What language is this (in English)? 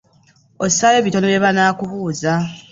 Ganda